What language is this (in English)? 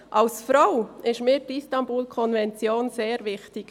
Swiss German